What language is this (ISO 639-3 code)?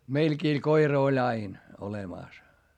fin